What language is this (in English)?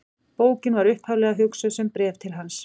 Icelandic